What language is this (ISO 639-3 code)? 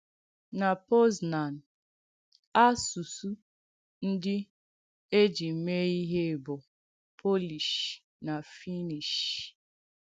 ibo